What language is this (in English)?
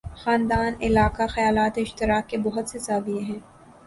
Urdu